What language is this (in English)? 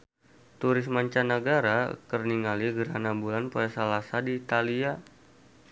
Sundanese